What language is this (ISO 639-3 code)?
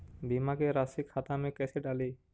mag